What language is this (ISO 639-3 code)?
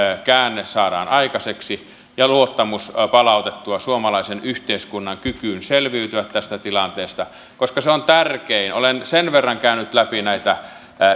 fin